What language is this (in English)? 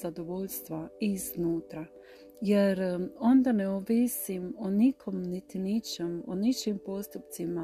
Croatian